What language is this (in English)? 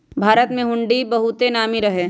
Magahi